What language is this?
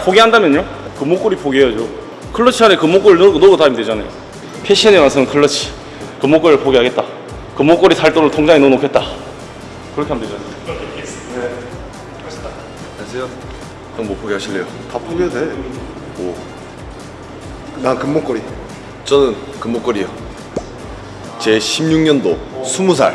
Korean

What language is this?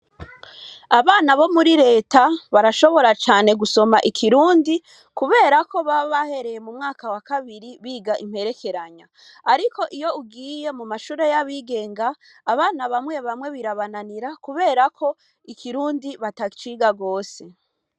Rundi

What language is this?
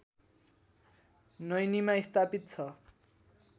Nepali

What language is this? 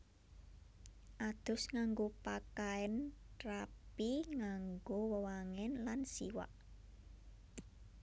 Javanese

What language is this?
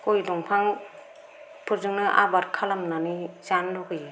Bodo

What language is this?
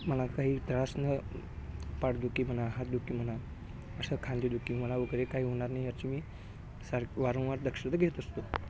Marathi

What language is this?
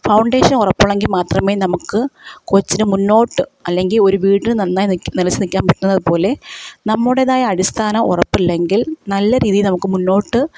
Malayalam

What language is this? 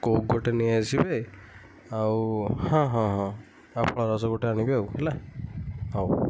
Odia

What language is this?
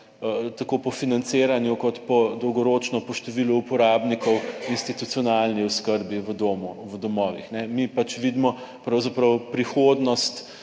Slovenian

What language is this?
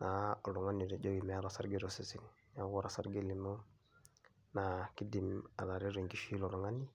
Masai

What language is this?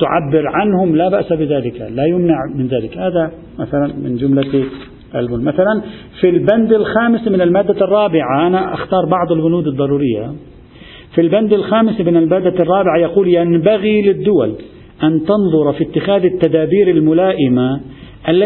Arabic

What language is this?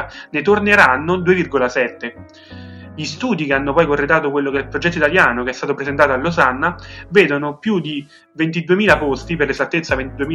Italian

